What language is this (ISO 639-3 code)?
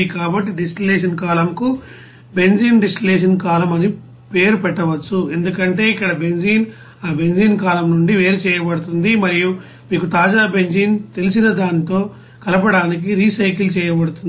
tel